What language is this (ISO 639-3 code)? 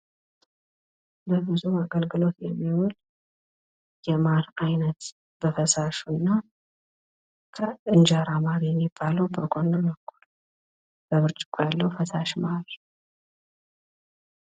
amh